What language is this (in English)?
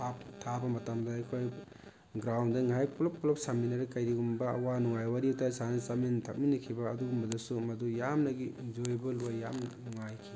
Manipuri